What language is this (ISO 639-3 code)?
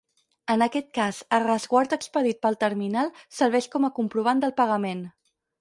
cat